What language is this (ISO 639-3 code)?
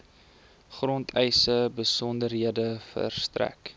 afr